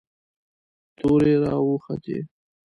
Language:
Pashto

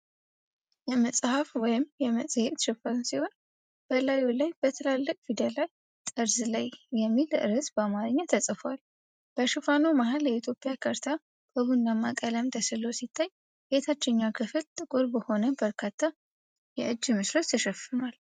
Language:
Amharic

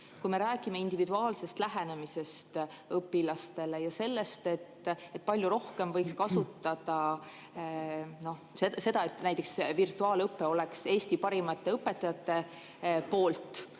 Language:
Estonian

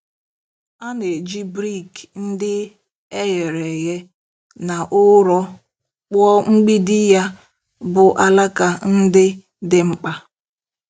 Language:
Igbo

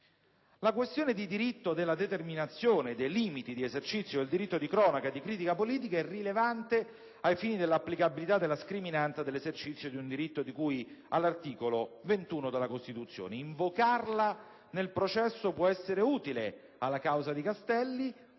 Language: Italian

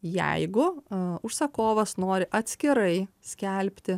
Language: Lithuanian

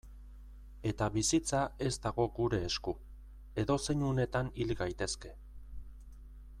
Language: Basque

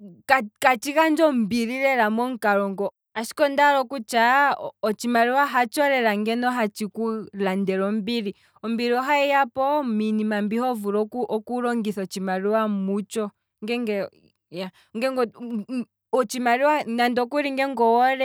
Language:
Kwambi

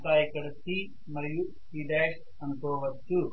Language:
Telugu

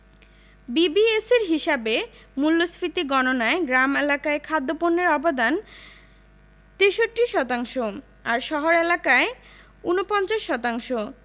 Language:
Bangla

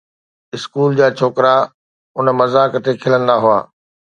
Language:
Sindhi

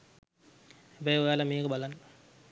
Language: Sinhala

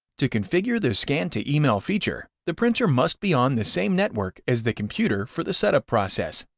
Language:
English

